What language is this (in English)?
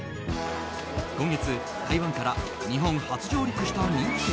Japanese